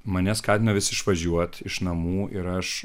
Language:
Lithuanian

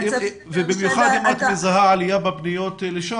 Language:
Hebrew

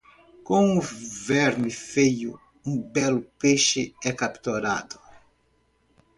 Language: Portuguese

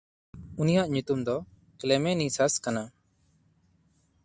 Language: Santali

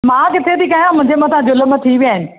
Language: Sindhi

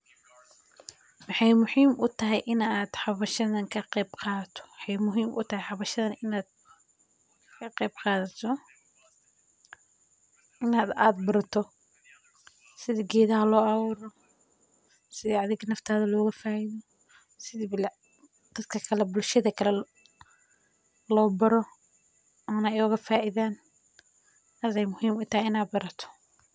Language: Somali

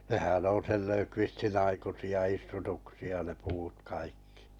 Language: Finnish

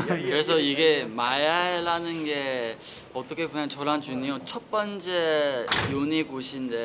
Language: Korean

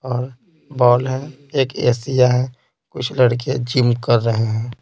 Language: Hindi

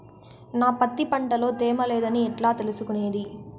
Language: Telugu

